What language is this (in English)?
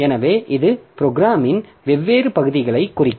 Tamil